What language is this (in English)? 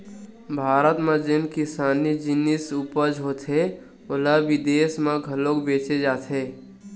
Chhattisgarhi